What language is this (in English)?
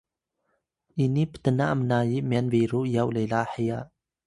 Atayal